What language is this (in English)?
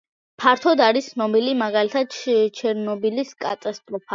Georgian